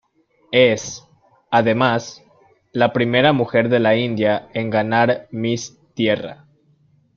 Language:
Spanish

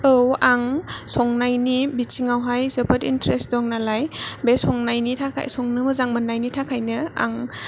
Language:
Bodo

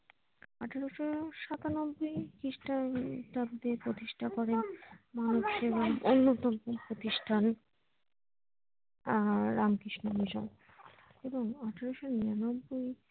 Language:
Bangla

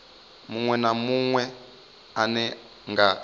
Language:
Venda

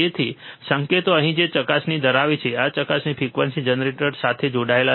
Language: Gujarati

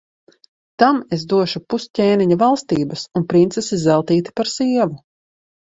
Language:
Latvian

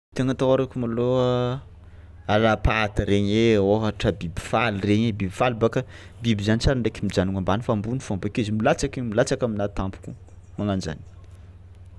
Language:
Tsimihety Malagasy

